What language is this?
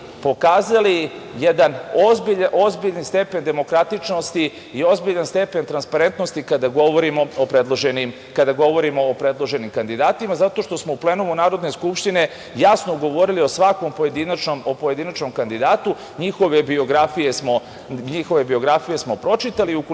Serbian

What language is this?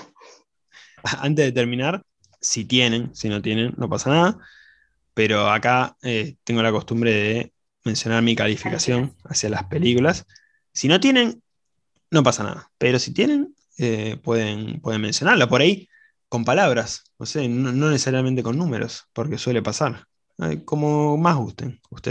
Spanish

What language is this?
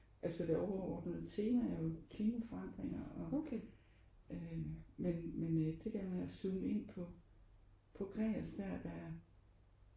Danish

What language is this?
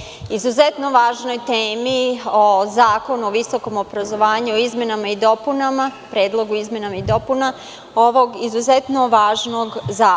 Serbian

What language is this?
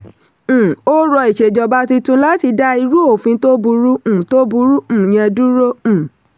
Yoruba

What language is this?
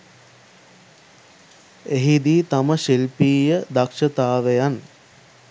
Sinhala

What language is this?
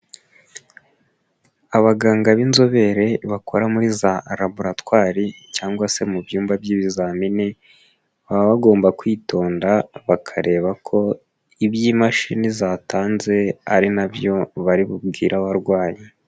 Kinyarwanda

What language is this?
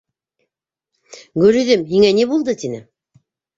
Bashkir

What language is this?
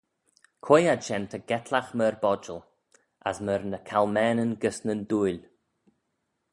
Manx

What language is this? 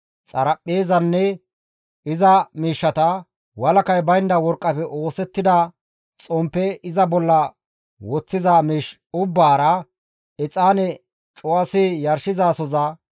Gamo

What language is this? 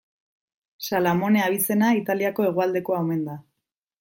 Basque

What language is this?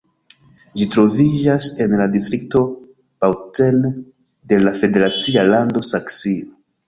Esperanto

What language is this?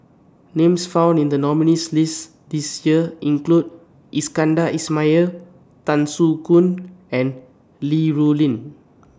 English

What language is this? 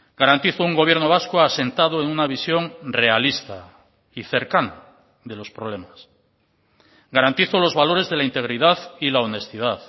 Spanish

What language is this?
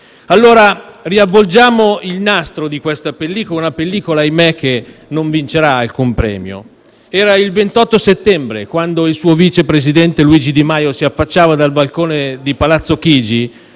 Italian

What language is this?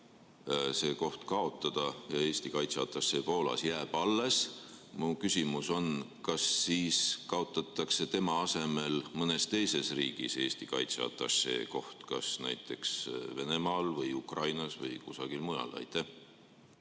Estonian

